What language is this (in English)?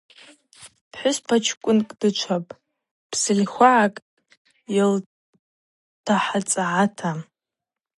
Abaza